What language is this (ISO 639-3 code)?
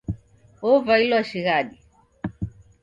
dav